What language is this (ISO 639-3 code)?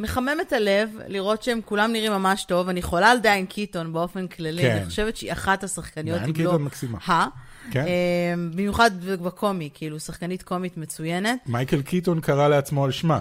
heb